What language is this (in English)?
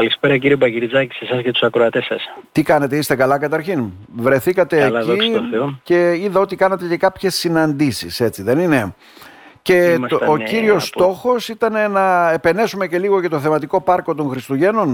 Greek